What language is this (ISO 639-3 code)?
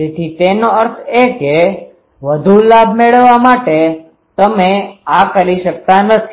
guj